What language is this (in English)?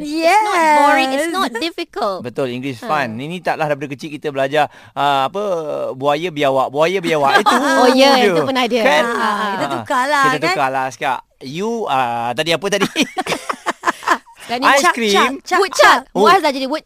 Malay